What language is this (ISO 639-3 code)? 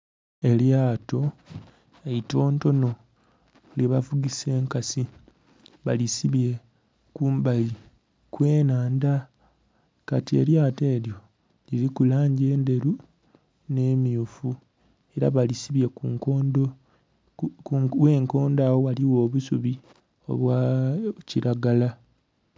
xog